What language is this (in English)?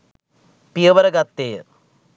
Sinhala